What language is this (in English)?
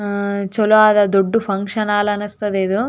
Kannada